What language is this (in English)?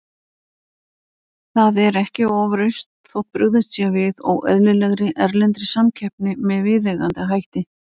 Icelandic